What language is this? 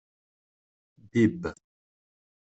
Kabyle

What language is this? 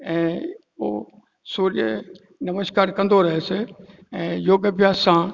Sindhi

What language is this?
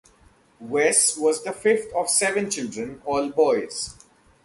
English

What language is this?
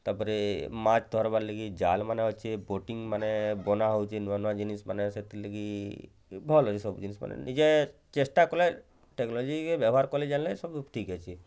Odia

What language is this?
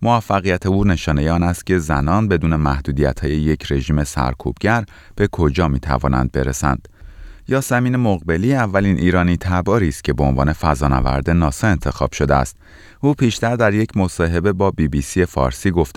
Persian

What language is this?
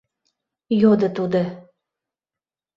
Mari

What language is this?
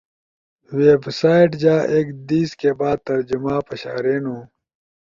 Ushojo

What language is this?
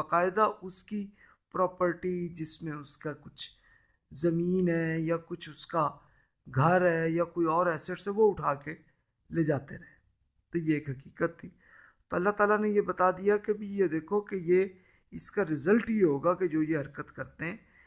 Urdu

